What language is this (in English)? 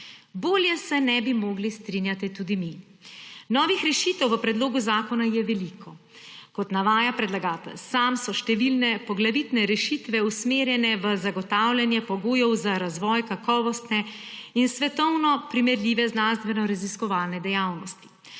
Slovenian